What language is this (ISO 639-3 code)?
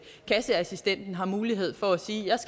dan